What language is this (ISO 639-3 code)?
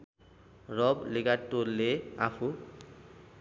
nep